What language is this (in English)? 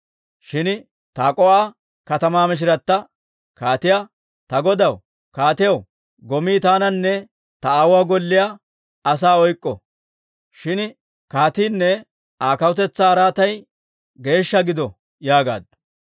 Dawro